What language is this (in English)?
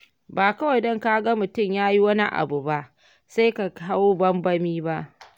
Hausa